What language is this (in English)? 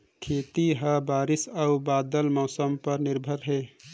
Chhattisgarhi